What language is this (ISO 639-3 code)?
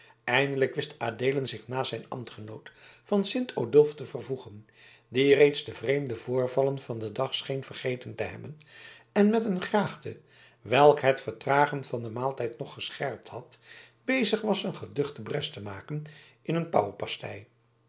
nld